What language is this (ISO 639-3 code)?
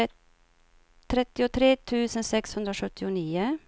swe